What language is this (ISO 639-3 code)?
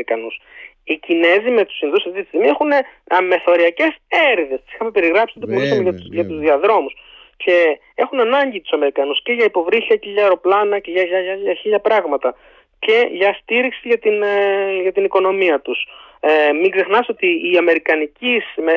ell